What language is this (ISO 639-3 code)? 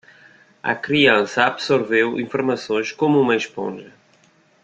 por